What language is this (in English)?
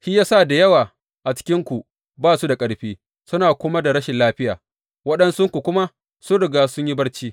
Hausa